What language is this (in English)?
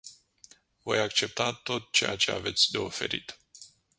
Romanian